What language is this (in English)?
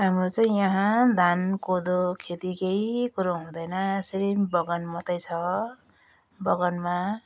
Nepali